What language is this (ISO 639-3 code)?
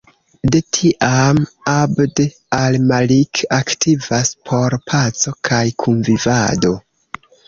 epo